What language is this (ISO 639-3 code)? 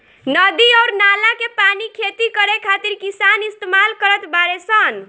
bho